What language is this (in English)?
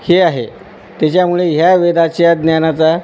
Marathi